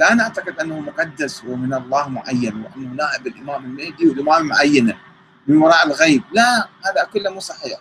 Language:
Arabic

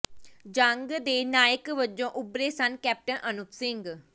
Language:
Punjabi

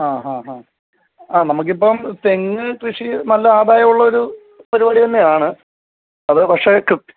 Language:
Malayalam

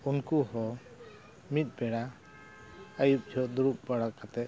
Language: Santali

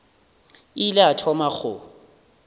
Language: Northern Sotho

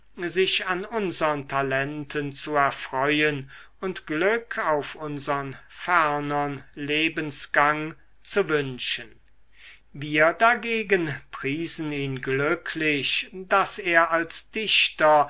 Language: German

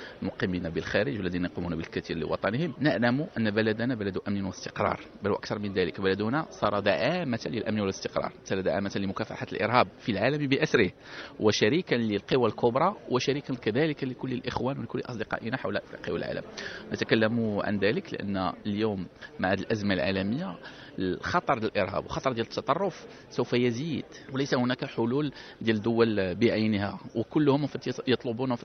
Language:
Arabic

